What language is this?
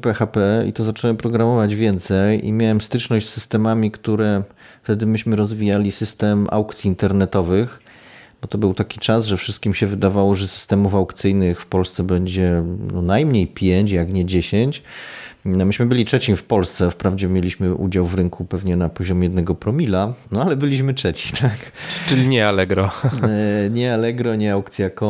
Polish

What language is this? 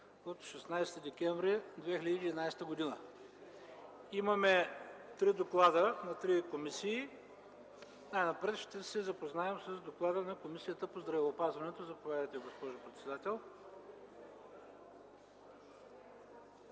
Bulgarian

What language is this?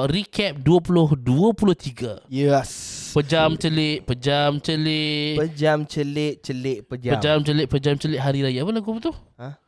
Malay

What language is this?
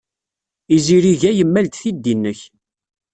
Kabyle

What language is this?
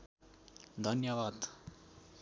Nepali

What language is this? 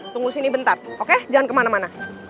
Indonesian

